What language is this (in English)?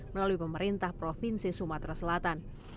Indonesian